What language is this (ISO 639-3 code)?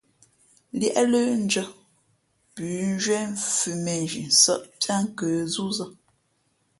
fmp